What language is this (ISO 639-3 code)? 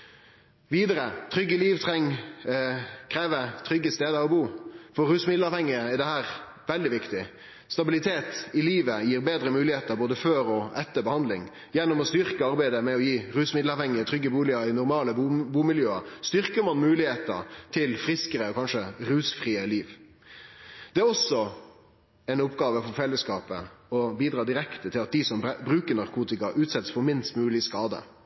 nno